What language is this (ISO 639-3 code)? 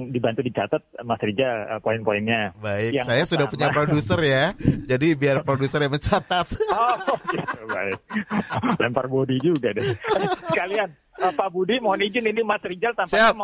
ind